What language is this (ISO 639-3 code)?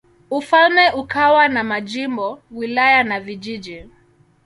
swa